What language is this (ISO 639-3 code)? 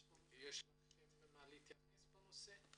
heb